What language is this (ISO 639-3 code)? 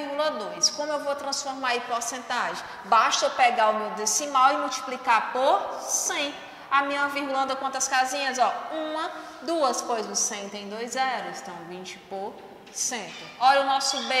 por